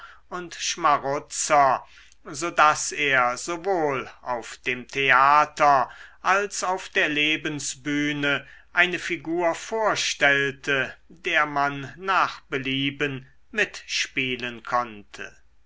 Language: German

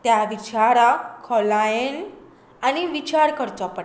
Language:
Konkani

